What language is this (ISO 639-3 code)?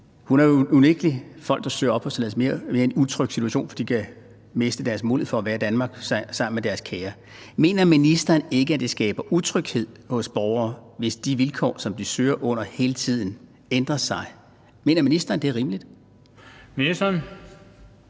dan